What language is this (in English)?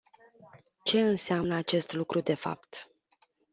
Romanian